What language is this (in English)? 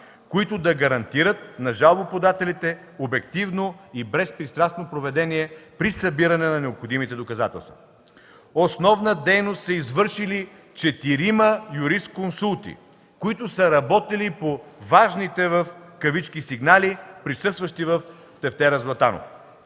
Bulgarian